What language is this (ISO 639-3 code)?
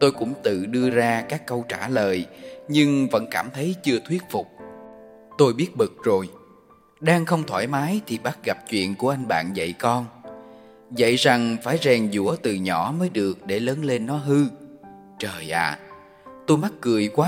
vie